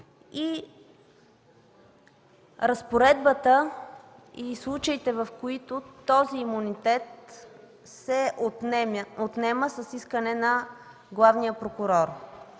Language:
Bulgarian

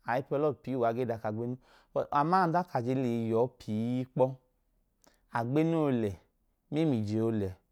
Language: Idoma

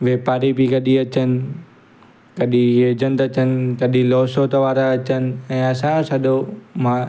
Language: Sindhi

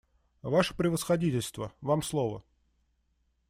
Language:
Russian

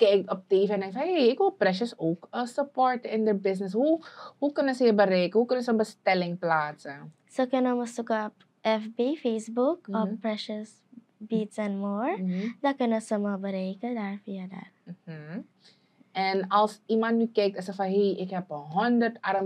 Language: Dutch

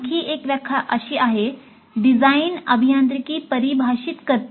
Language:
Marathi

